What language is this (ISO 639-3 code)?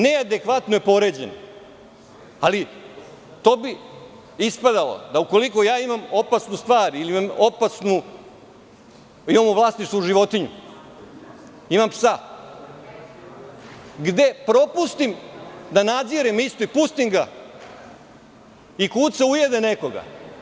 srp